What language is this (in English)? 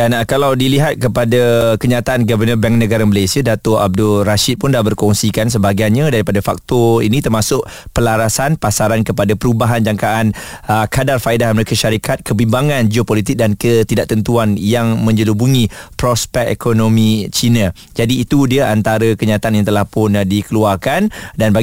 Malay